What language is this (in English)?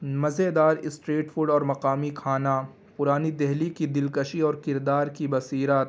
Urdu